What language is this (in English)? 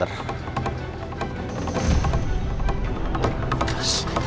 Indonesian